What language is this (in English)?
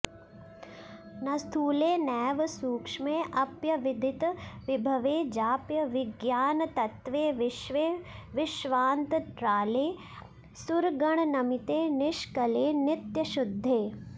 Sanskrit